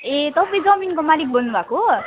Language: Nepali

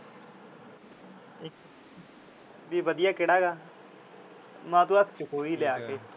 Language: Punjabi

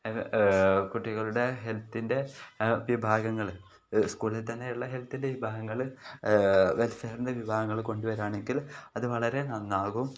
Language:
Malayalam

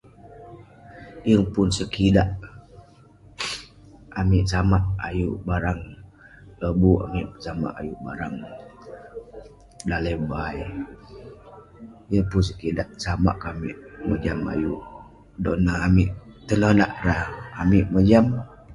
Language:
Western Penan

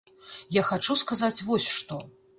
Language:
Belarusian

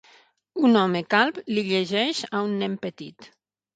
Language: Catalan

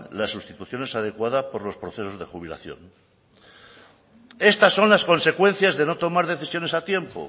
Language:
Spanish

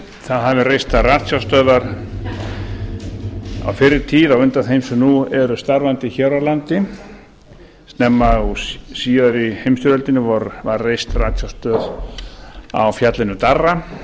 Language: Icelandic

